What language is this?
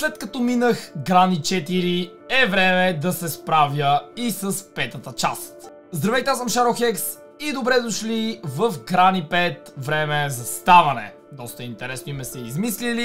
Bulgarian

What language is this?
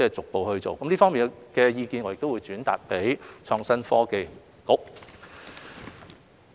Cantonese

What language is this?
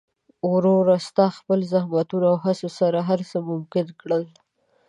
Pashto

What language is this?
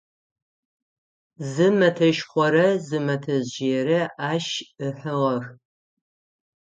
Adyghe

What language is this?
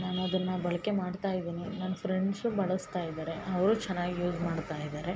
Kannada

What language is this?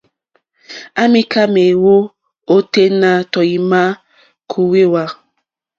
Mokpwe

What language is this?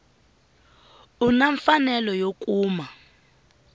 Tsonga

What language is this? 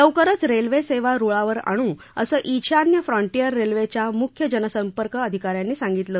Marathi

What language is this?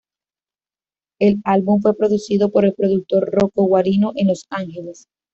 Spanish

